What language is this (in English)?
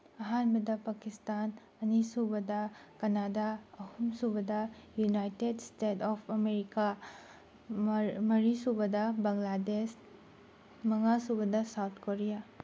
Manipuri